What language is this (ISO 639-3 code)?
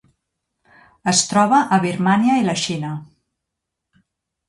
cat